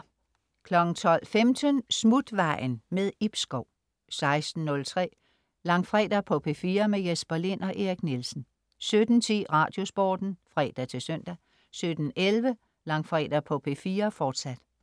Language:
Danish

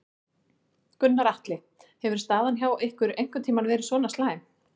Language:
Icelandic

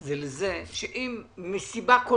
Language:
Hebrew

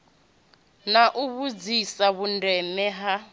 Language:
Venda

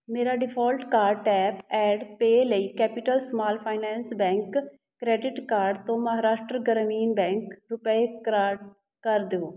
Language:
Punjabi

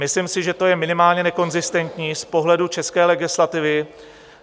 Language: Czech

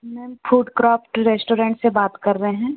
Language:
Hindi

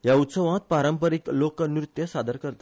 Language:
Konkani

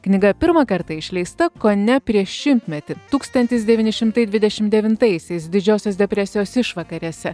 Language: Lithuanian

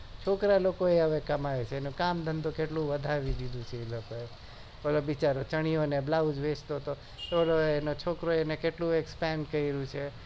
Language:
Gujarati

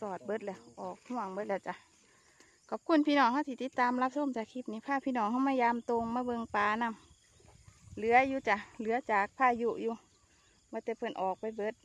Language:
Thai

